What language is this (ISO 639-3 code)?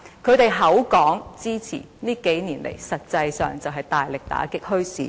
yue